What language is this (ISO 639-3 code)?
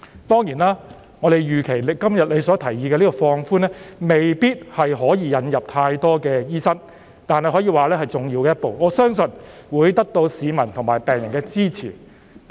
yue